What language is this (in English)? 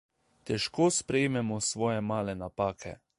Slovenian